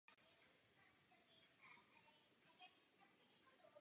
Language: Czech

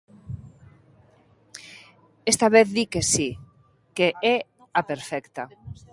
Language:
Galician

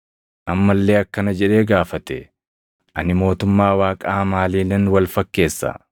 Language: Oromo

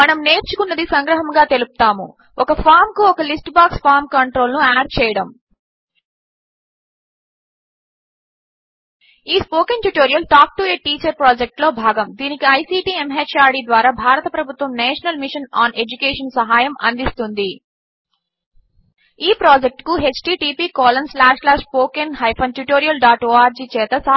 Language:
Telugu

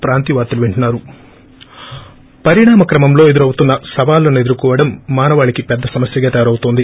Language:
Telugu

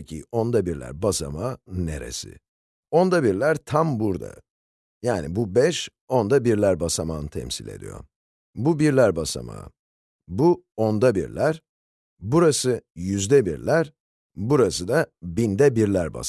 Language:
Turkish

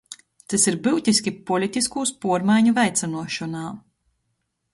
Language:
Latgalian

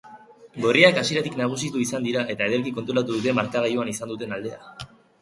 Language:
Basque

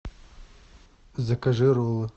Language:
Russian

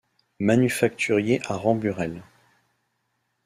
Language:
French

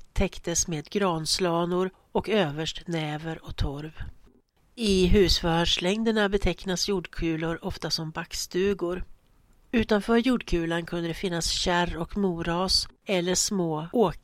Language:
Swedish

